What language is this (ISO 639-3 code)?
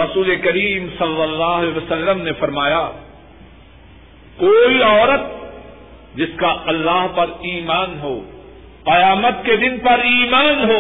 urd